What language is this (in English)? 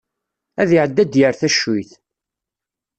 Kabyle